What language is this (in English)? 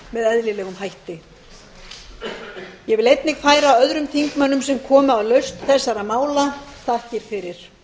Icelandic